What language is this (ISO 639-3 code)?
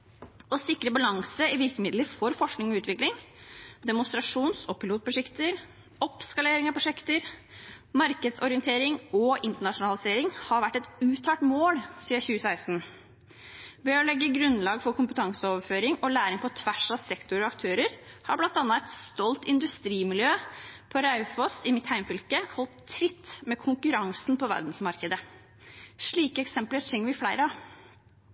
nob